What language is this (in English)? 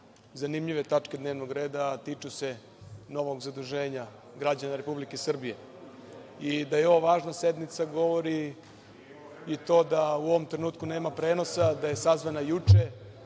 Serbian